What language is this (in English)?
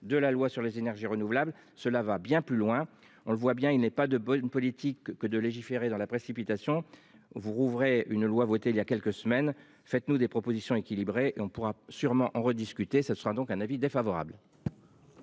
French